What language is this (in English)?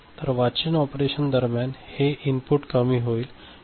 Marathi